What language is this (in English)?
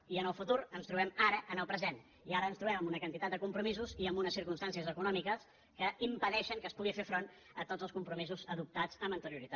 Catalan